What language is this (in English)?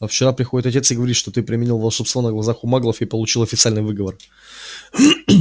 Russian